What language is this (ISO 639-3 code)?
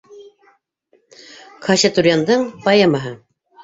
bak